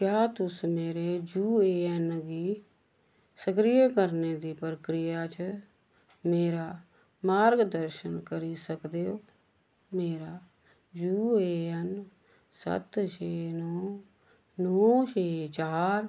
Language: Dogri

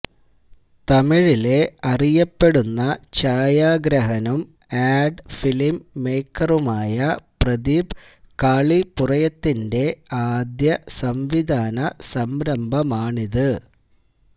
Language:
Malayalam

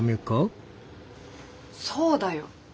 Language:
Japanese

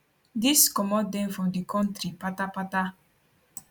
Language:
Nigerian Pidgin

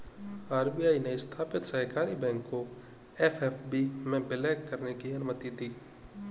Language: Hindi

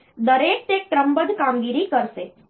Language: Gujarati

